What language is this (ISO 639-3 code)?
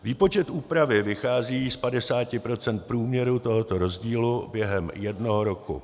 ces